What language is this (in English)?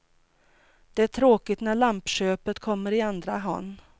Swedish